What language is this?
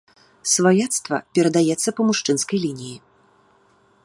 Belarusian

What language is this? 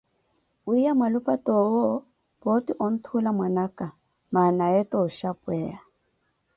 Koti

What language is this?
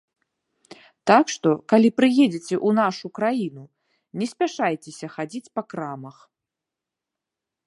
Belarusian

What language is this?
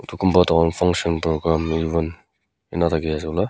Naga Pidgin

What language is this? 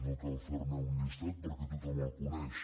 Catalan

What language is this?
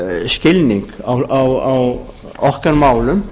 Icelandic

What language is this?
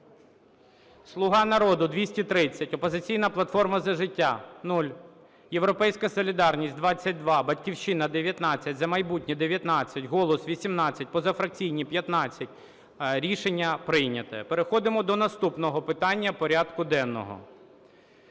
Ukrainian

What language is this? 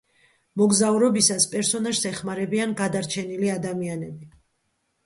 Georgian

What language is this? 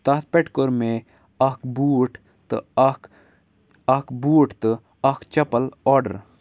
Kashmiri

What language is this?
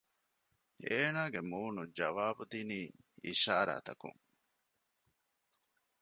Divehi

